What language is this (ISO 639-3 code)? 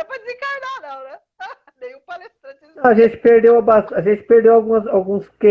por